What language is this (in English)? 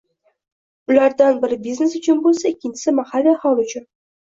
Uzbek